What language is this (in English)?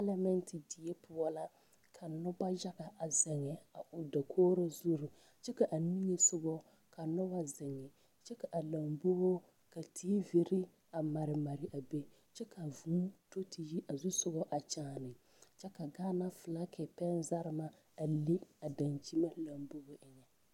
Southern Dagaare